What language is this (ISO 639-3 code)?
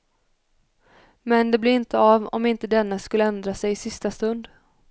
swe